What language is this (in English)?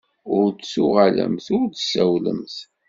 Kabyle